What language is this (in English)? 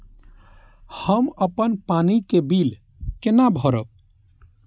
Maithili